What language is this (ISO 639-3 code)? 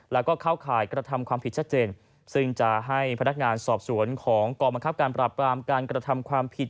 tha